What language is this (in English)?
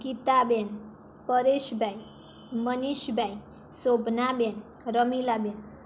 Gujarati